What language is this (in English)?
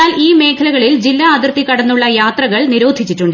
Malayalam